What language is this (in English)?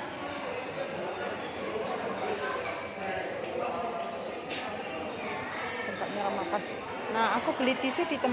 Indonesian